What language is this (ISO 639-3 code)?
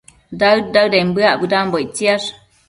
mcf